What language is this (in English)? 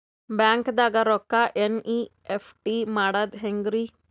Kannada